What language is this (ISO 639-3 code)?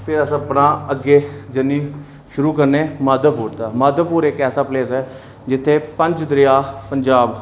doi